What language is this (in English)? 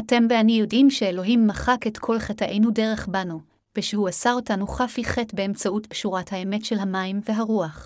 Hebrew